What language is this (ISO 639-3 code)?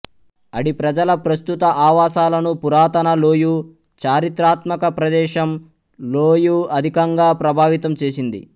tel